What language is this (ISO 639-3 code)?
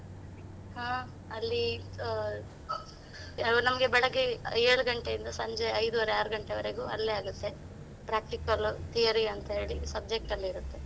kan